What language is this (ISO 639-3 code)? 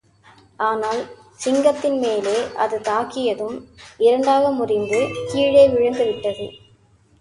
tam